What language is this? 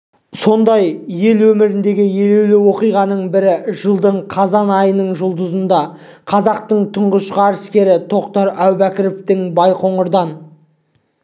Kazakh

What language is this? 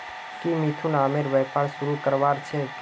Magahi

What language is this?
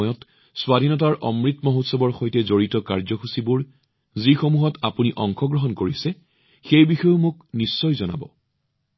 Assamese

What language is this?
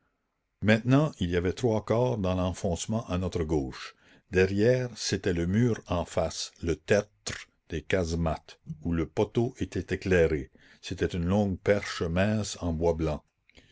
French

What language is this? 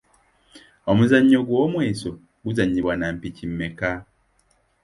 Ganda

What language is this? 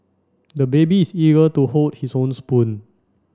English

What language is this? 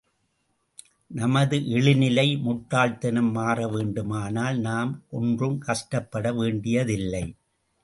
Tamil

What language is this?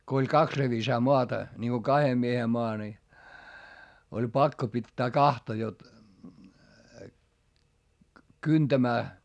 Finnish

